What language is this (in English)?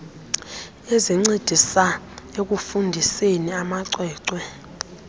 Xhosa